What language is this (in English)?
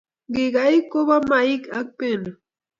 Kalenjin